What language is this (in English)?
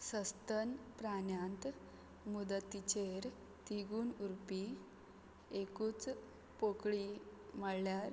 Konkani